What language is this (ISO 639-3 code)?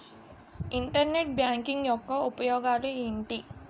tel